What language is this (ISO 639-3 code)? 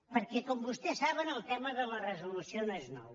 cat